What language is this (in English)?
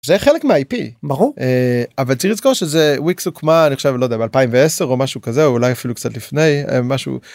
Hebrew